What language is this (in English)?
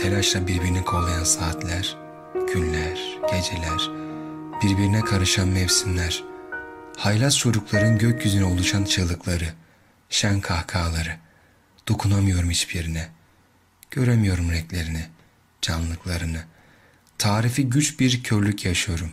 Turkish